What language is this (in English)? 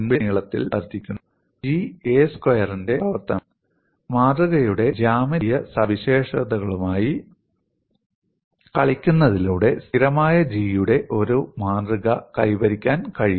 Malayalam